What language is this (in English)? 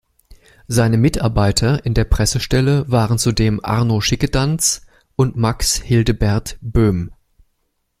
German